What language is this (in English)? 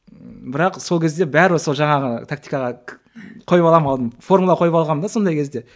Kazakh